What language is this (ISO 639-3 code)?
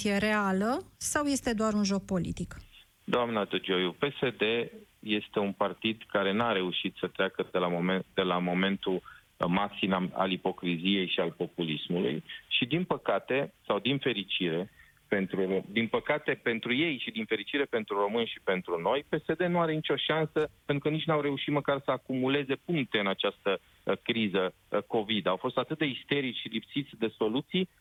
ron